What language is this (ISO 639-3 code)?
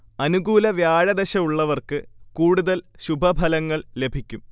mal